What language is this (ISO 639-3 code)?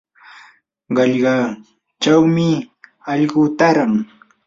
qur